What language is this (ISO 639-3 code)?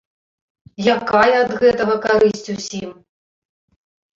bel